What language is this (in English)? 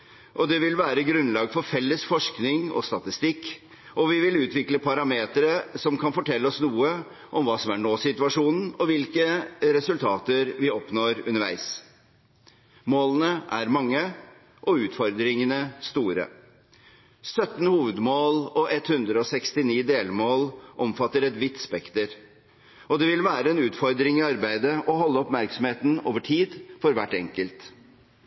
Norwegian Bokmål